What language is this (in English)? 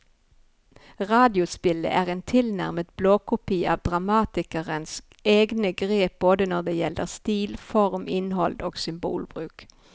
Norwegian